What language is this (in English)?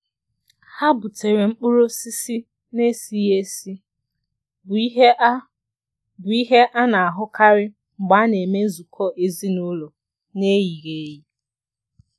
Igbo